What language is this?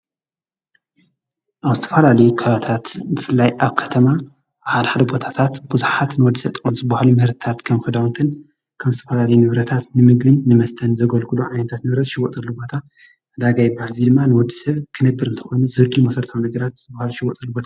Tigrinya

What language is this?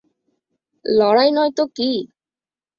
Bangla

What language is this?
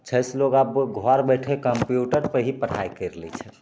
Maithili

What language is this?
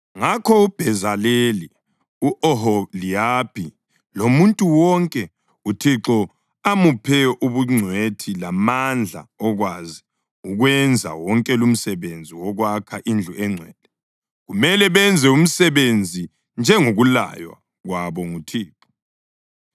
North Ndebele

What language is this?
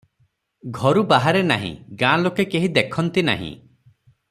Odia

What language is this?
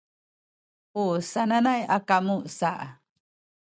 Sakizaya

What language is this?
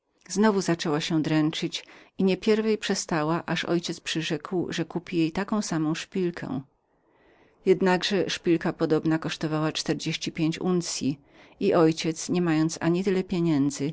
Polish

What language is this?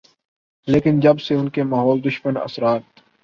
Urdu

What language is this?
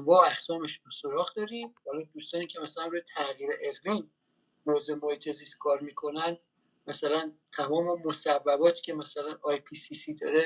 Persian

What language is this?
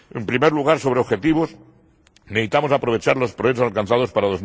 Spanish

